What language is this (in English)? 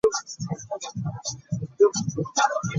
Ganda